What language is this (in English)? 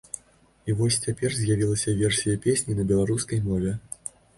Belarusian